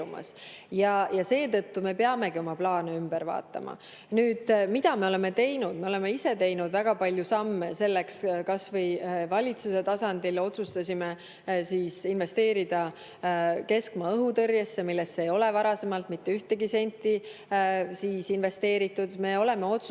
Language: Estonian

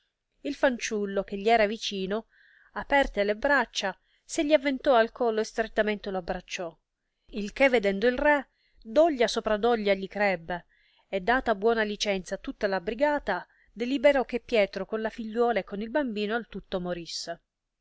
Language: Italian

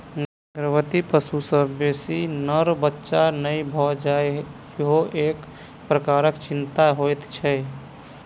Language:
Maithili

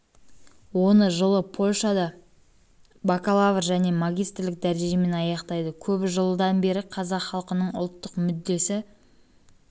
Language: Kazakh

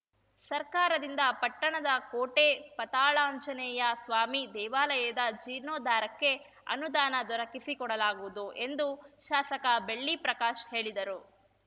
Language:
Kannada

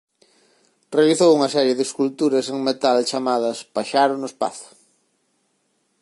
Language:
Galician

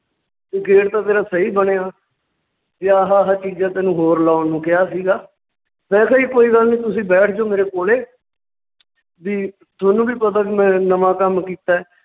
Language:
Punjabi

